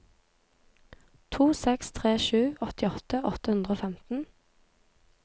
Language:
Norwegian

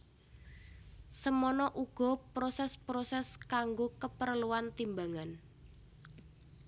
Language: Javanese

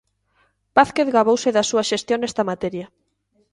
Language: Galician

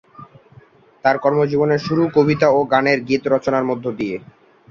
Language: Bangla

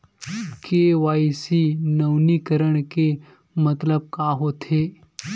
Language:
Chhattisgarhi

